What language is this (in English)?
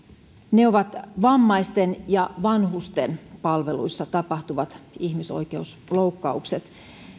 Finnish